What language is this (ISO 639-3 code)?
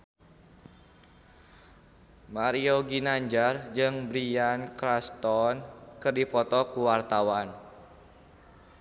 sun